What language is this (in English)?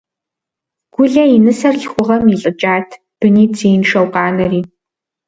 Kabardian